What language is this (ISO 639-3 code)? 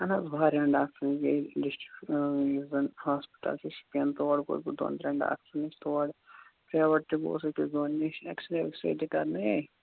kas